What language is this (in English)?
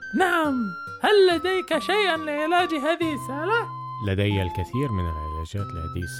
Arabic